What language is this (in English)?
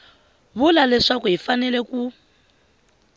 Tsonga